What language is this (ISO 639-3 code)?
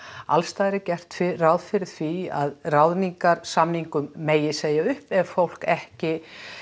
isl